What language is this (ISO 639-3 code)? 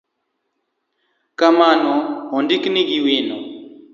luo